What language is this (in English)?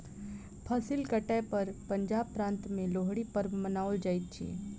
Maithili